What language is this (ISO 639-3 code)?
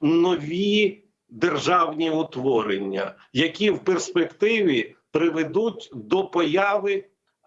ukr